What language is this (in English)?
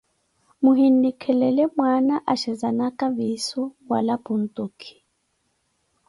Koti